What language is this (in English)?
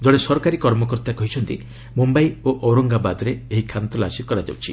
Odia